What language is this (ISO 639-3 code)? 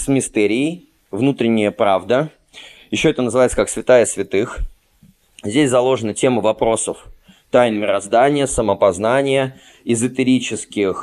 rus